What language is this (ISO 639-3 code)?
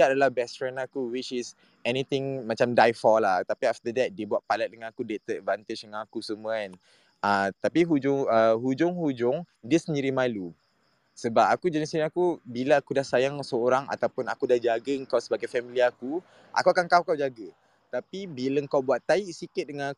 msa